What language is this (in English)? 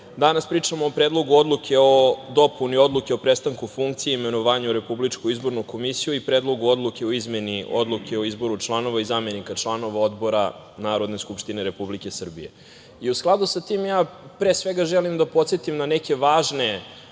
Serbian